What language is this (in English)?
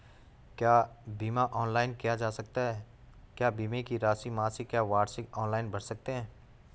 Hindi